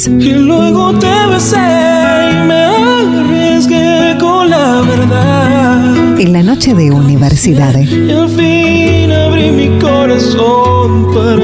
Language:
Spanish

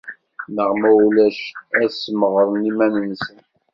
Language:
Kabyle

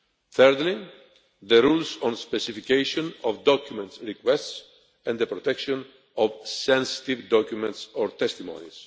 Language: English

